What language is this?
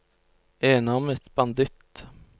Norwegian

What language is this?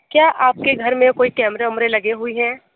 Hindi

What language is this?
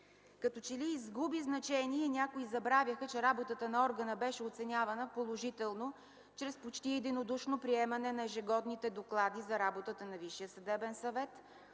Bulgarian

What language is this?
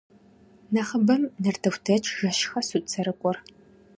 Kabardian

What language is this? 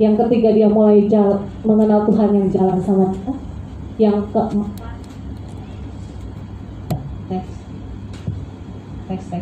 Indonesian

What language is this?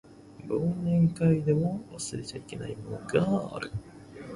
Japanese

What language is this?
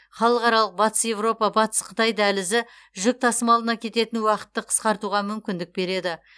Kazakh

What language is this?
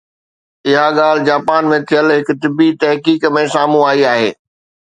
Sindhi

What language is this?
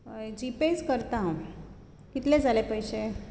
Konkani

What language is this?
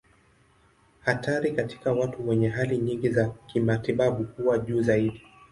Swahili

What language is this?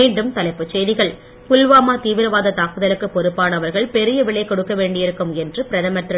Tamil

